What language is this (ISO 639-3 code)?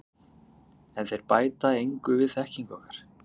isl